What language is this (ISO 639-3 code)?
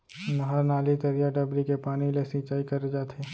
hne